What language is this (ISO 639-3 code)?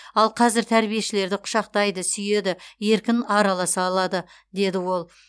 kaz